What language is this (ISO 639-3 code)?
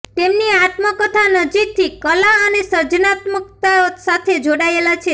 guj